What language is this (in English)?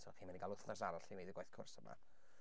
Welsh